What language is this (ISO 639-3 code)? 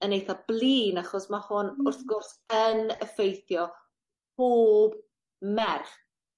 cym